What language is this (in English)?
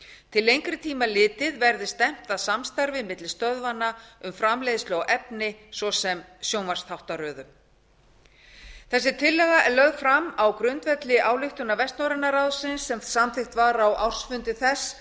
Icelandic